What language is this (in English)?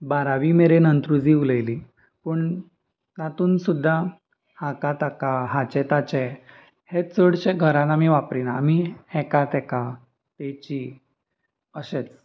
Konkani